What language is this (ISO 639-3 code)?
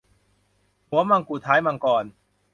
tha